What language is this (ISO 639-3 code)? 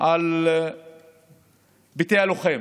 heb